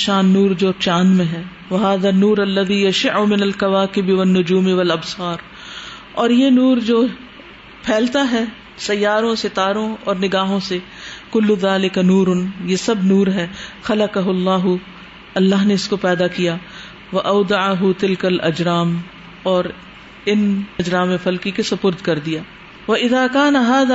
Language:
Urdu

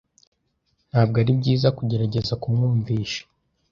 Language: Kinyarwanda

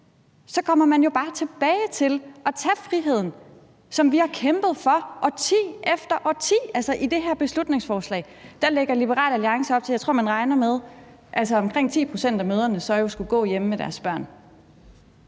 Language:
Danish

